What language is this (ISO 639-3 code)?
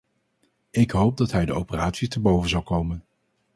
nld